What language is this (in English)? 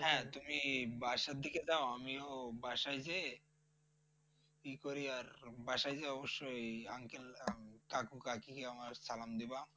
Bangla